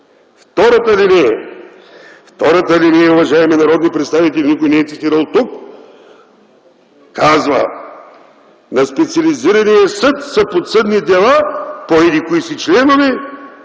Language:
Bulgarian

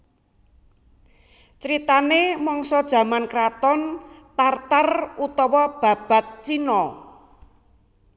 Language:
Javanese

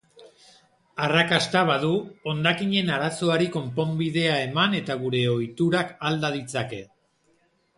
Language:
Basque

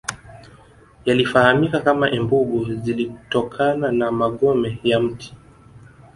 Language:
Swahili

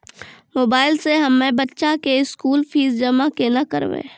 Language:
Maithili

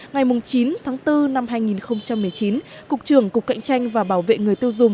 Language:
Vietnamese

